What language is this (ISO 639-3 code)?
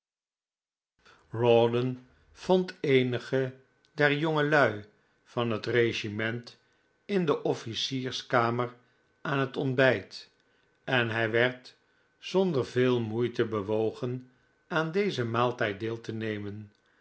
nld